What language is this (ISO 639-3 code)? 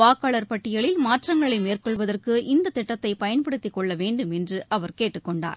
tam